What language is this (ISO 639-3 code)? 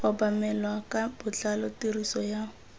tsn